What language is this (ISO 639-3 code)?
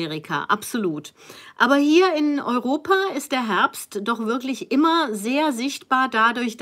deu